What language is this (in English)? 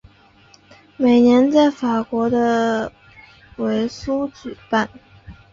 Chinese